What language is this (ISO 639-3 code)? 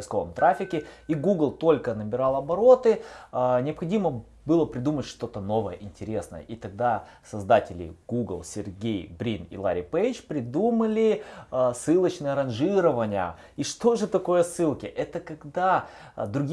rus